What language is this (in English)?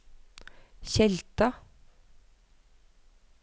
Norwegian